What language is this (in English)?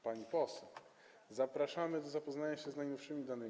Polish